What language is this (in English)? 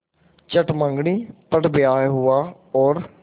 Hindi